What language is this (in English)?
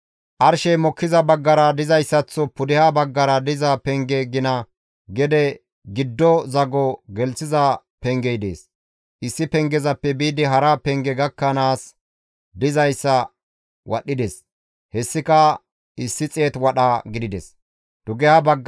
Gamo